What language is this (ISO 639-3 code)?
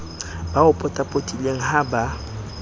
sot